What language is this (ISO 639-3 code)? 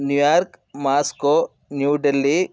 san